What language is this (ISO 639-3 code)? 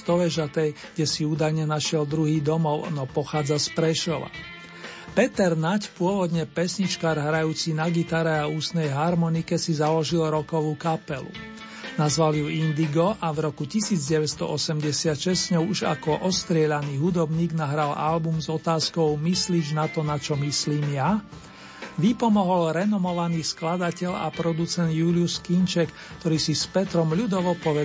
slk